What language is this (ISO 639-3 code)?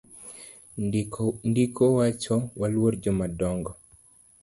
luo